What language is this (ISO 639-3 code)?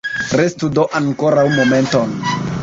epo